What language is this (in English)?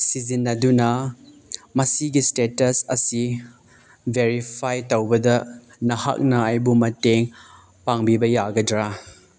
Manipuri